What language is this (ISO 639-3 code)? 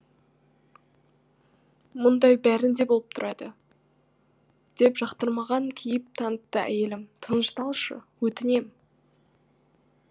kaz